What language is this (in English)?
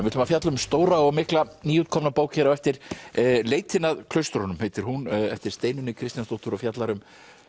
Icelandic